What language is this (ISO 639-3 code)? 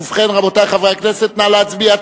heb